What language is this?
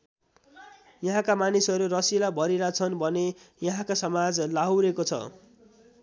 Nepali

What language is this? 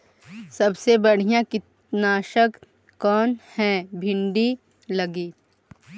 Magahi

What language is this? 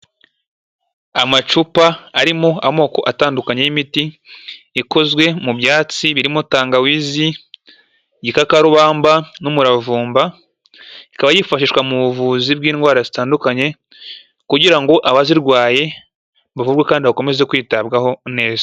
Kinyarwanda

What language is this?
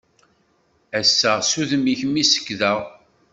Kabyle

